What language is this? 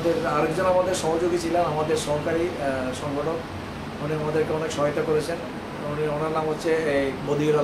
Hindi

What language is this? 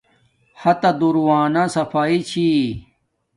Domaaki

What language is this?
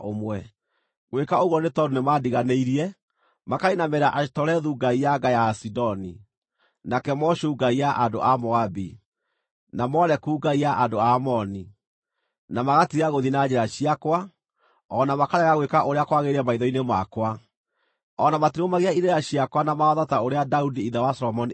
Kikuyu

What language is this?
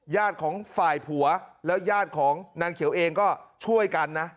Thai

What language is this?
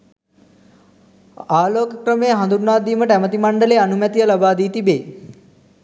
Sinhala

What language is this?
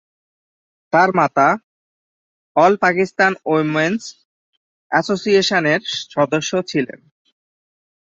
Bangla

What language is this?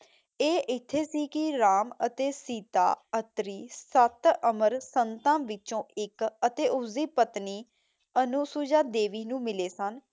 Punjabi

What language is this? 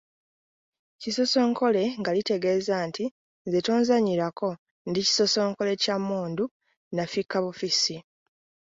Ganda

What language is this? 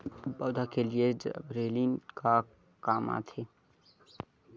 Chhattisgarhi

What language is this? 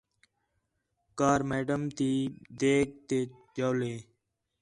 Khetrani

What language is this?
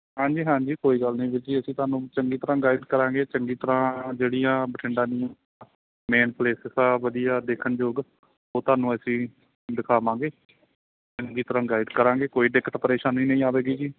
Punjabi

